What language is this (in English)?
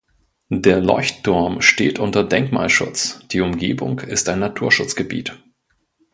German